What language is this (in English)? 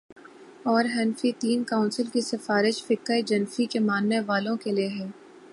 Urdu